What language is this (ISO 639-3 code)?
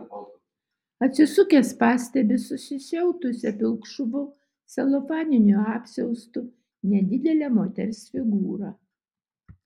lit